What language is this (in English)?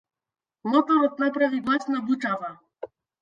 Macedonian